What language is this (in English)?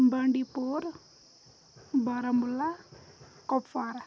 Kashmiri